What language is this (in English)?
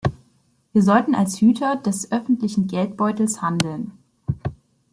German